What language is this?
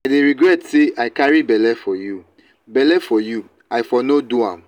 Nigerian Pidgin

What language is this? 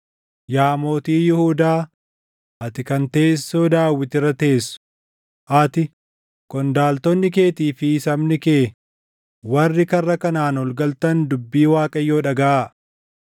Oromo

